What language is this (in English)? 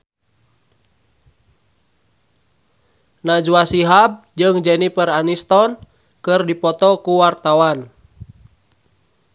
Sundanese